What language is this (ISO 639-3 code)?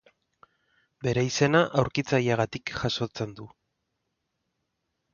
eus